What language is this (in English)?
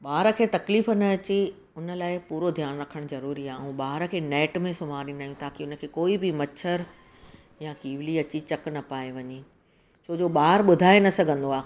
Sindhi